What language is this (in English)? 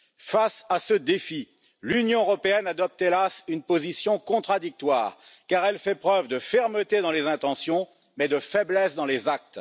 French